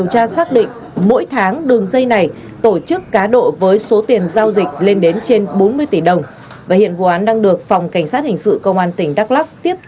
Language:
Vietnamese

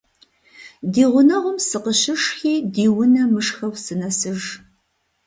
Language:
Kabardian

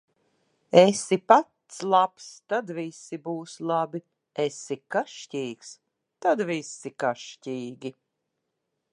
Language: Latvian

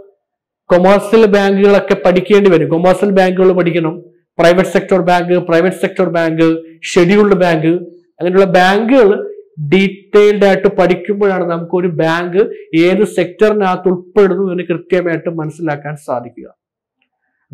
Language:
Malayalam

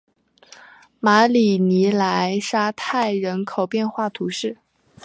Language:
Chinese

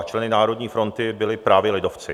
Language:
Czech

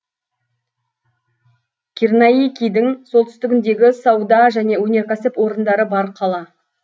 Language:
Kazakh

